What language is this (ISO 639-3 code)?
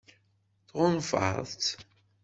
kab